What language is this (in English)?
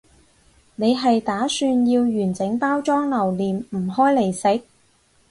Cantonese